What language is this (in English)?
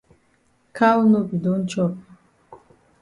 Cameroon Pidgin